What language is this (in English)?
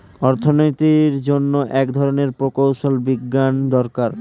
Bangla